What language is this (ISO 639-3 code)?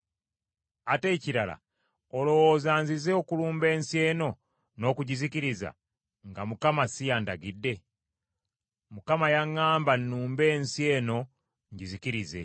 lug